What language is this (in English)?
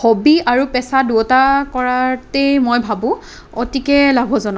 Assamese